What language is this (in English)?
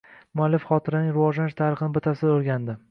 Uzbek